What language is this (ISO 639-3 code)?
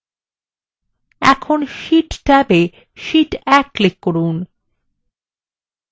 ben